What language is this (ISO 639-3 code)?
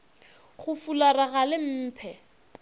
nso